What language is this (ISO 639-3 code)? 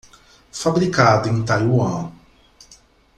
por